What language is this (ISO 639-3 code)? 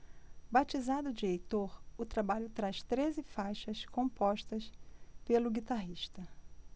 por